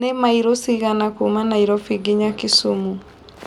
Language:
Kikuyu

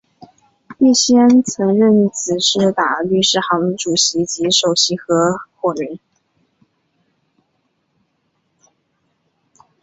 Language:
Chinese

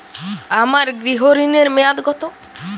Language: Bangla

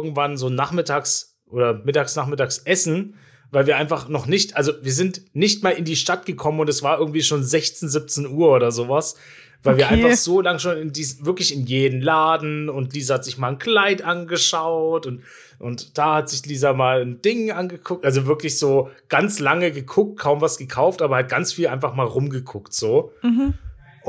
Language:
German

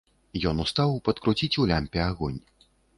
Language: Belarusian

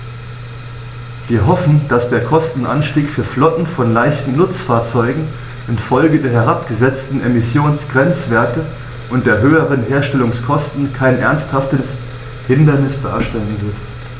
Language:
German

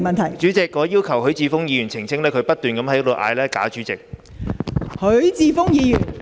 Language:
Cantonese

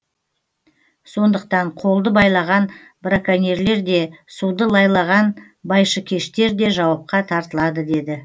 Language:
Kazakh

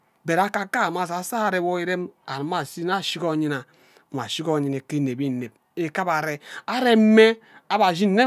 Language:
Ubaghara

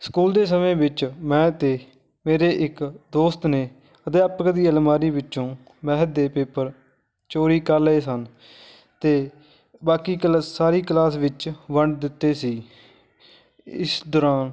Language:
Punjabi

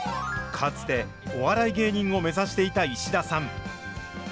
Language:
Japanese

